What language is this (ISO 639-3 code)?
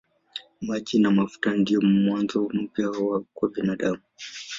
swa